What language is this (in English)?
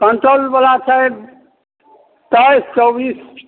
Maithili